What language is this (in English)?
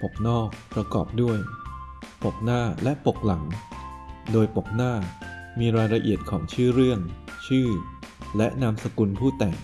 Thai